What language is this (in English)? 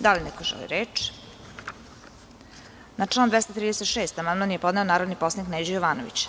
Serbian